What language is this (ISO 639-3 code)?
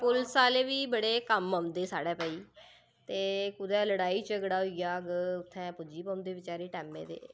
doi